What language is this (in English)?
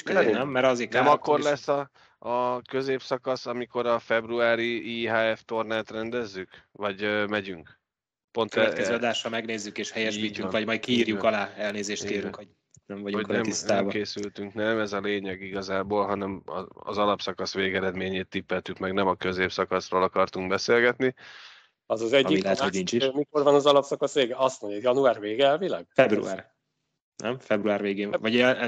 Hungarian